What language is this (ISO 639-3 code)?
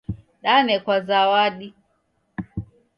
dav